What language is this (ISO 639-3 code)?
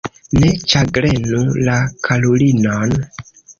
epo